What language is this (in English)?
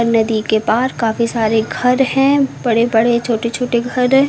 Hindi